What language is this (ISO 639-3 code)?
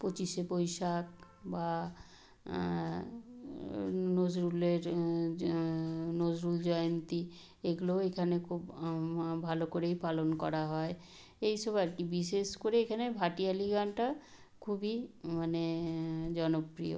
ben